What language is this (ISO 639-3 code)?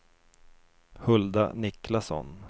swe